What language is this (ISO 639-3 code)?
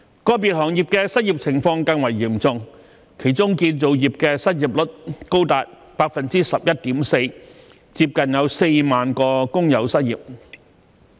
yue